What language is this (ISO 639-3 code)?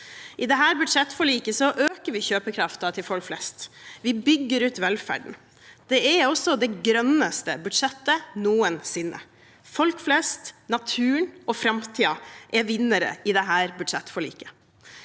nor